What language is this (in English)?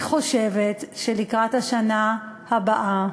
Hebrew